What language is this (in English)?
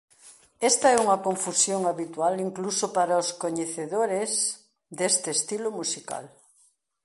Galician